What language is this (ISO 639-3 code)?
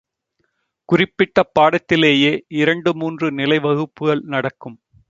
tam